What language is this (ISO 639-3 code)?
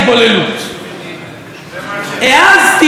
heb